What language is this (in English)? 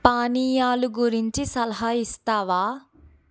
Telugu